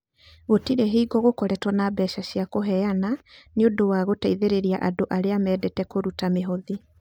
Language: Kikuyu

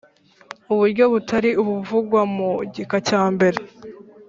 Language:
Kinyarwanda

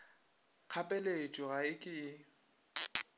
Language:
Northern Sotho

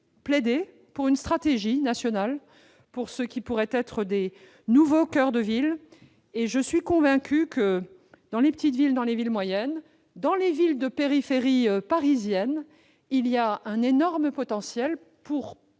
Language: French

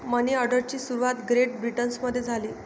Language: Marathi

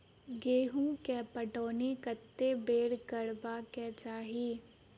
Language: Maithili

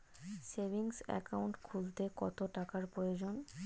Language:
Bangla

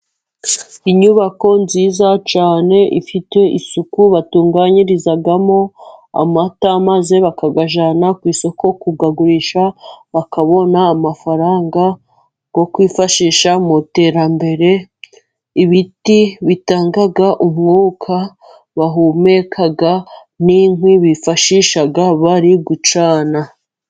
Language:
Kinyarwanda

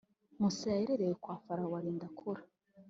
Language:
Kinyarwanda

